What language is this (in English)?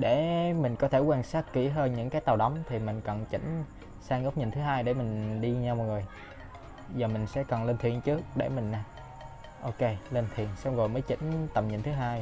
Vietnamese